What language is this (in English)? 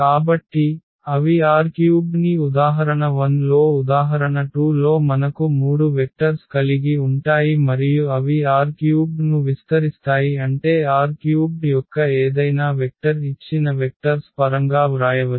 Telugu